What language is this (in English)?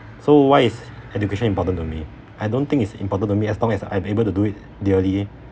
English